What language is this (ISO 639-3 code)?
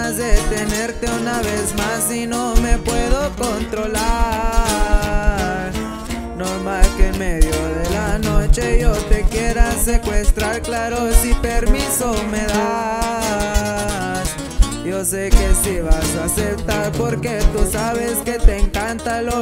spa